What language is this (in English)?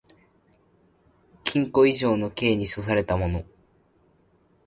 Japanese